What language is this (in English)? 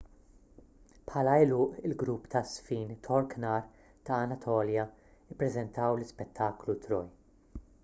Maltese